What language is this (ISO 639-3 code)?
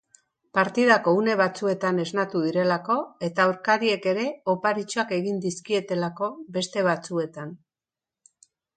eus